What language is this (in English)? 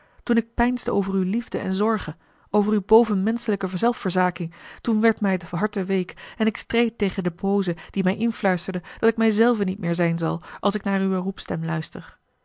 Dutch